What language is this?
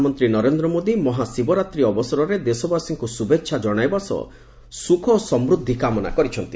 Odia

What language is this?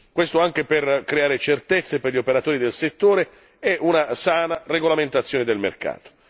Italian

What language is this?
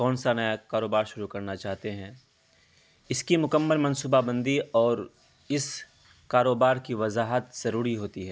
Urdu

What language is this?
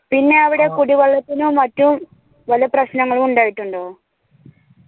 Malayalam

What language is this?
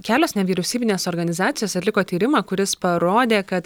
Lithuanian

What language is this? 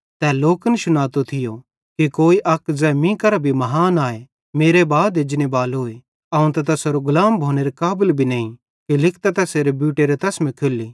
Bhadrawahi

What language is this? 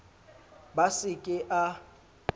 Southern Sotho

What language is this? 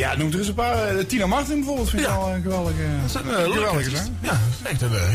Dutch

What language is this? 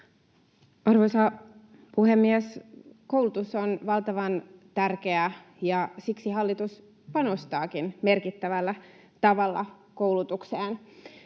Finnish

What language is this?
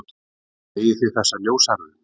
Icelandic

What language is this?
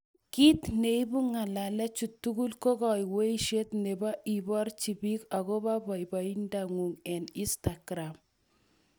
Kalenjin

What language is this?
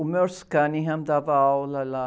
Portuguese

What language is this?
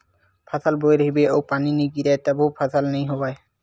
Chhattisgarhi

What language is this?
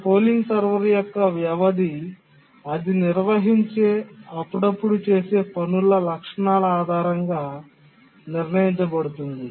Telugu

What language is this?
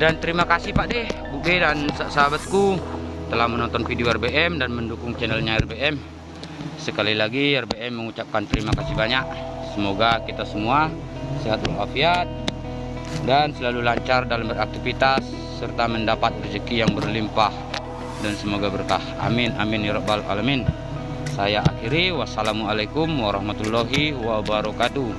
Indonesian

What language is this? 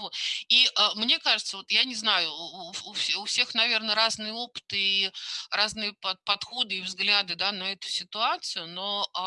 Russian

